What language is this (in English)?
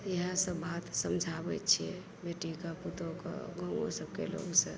Maithili